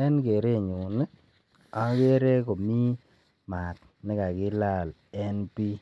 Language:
Kalenjin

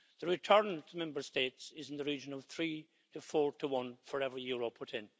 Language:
English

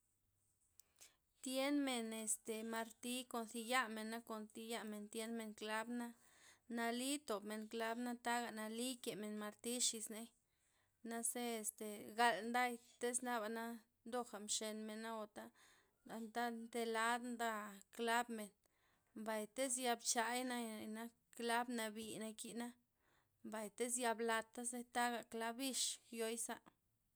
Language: Loxicha Zapotec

